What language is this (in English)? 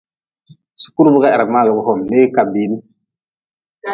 Nawdm